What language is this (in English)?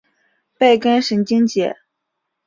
Chinese